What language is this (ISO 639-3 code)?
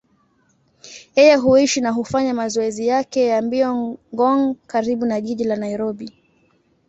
swa